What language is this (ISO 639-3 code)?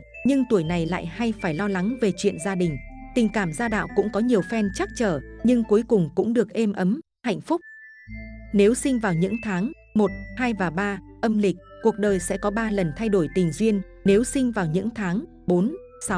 vie